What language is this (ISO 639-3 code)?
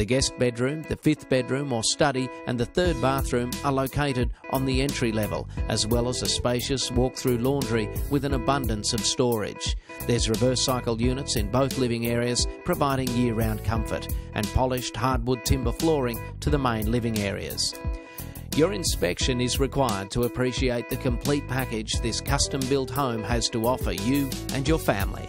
eng